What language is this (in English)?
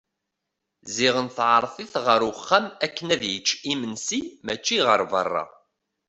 Kabyle